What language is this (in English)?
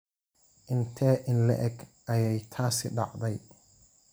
Somali